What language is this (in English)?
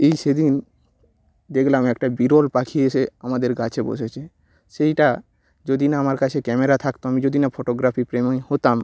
Bangla